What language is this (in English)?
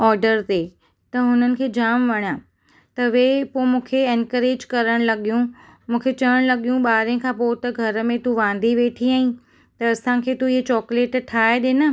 Sindhi